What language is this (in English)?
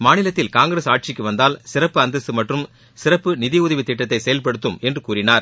Tamil